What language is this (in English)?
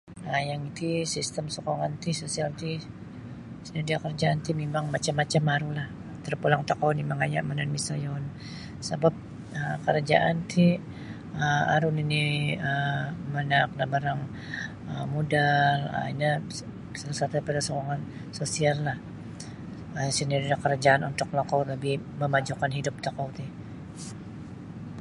Sabah Bisaya